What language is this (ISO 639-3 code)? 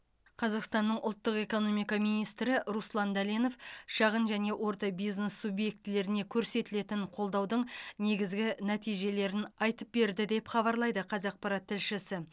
kaz